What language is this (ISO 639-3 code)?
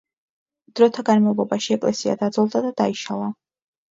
kat